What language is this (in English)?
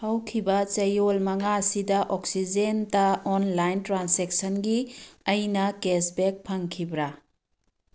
Manipuri